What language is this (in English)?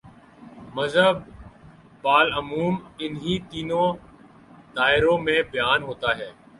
Urdu